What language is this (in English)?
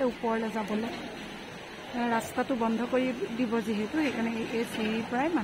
Arabic